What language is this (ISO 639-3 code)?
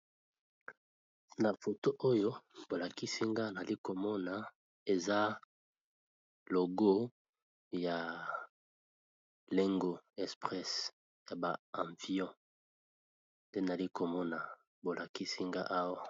lin